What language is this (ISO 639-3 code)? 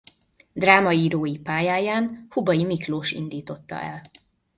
hun